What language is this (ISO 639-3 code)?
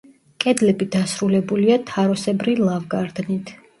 kat